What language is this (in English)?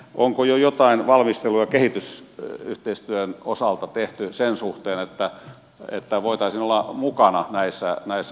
Finnish